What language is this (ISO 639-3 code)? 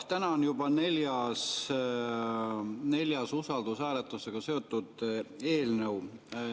est